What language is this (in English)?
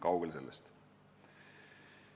Estonian